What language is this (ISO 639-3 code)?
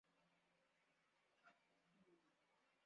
swa